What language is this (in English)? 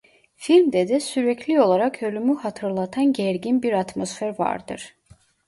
Turkish